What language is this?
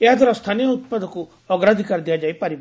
Odia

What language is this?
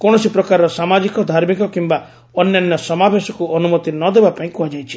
Odia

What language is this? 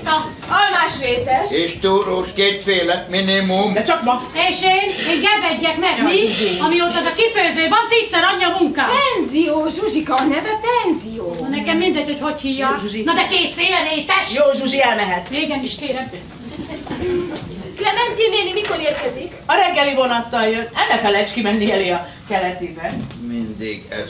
Hungarian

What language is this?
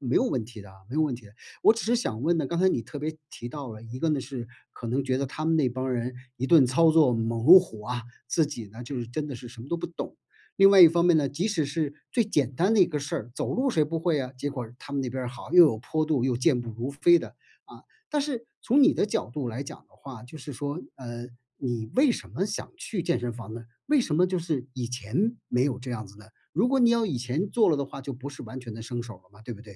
Chinese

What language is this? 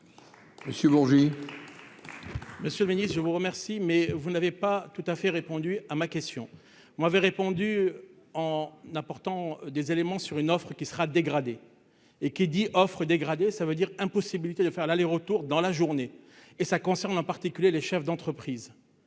French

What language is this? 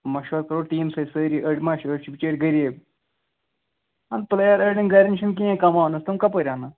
Kashmiri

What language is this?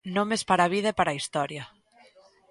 Galician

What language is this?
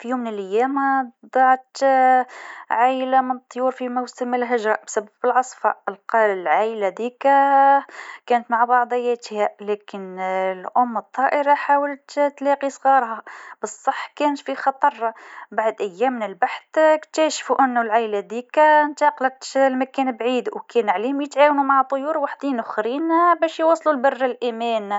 Tunisian Arabic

